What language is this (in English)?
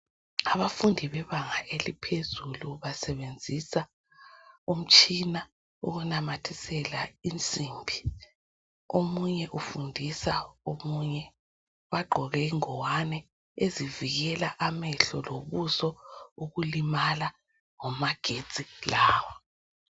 North Ndebele